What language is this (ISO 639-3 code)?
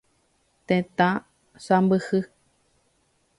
grn